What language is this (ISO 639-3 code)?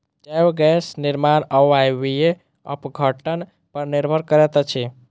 mai